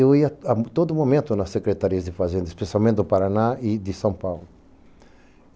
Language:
Portuguese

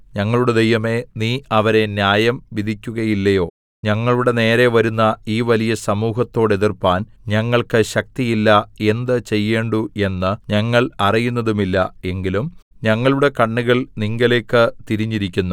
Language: Malayalam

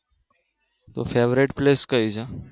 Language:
Gujarati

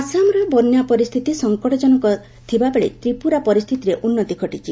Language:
Odia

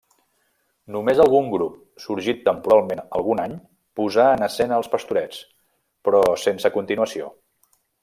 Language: Catalan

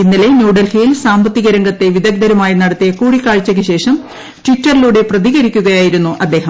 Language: Malayalam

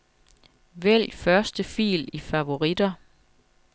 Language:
Danish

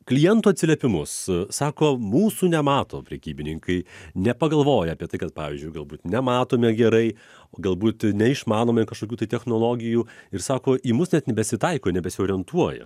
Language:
Lithuanian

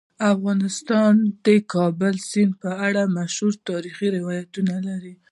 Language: Pashto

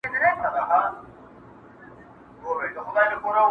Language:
Pashto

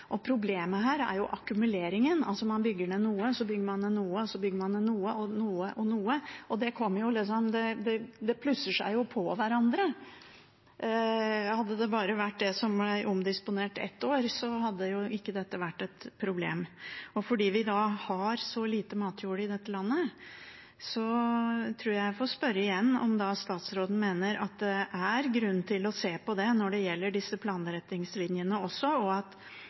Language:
Norwegian Bokmål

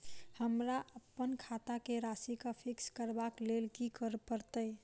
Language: Maithili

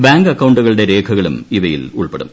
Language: Malayalam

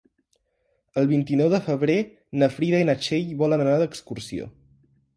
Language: Catalan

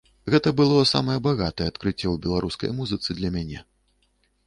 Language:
Belarusian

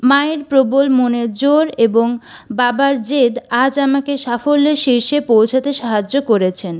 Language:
Bangla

